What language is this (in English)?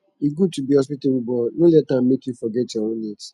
Nigerian Pidgin